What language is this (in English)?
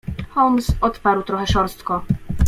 Polish